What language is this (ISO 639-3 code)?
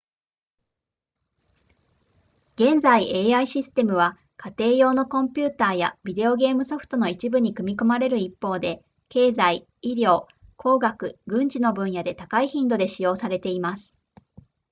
jpn